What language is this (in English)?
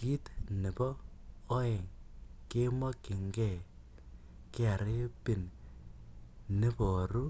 Kalenjin